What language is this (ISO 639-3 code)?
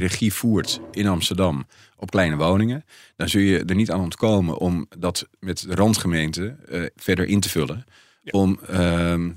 nld